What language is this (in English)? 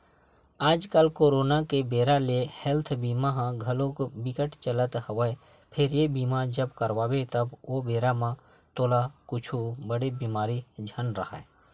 Chhattisgarhi